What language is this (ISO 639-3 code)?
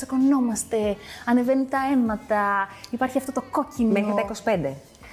ell